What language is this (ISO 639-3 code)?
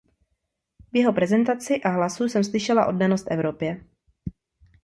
ces